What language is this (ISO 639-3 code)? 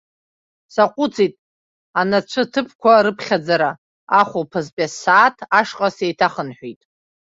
abk